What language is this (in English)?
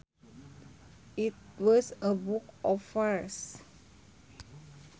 Sundanese